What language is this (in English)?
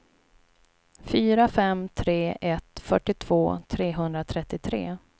Swedish